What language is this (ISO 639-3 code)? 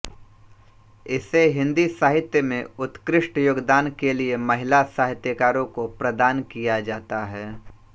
hin